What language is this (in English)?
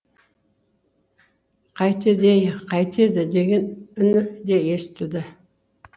Kazakh